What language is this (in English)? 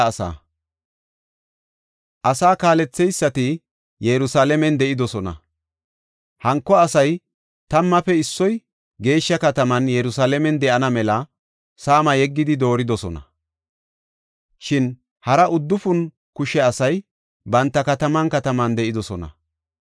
Gofa